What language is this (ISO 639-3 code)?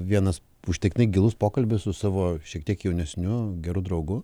lit